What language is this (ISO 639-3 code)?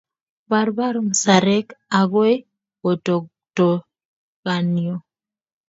kln